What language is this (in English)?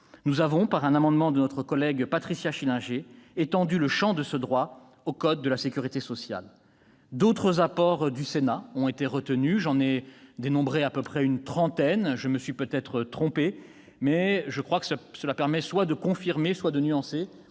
French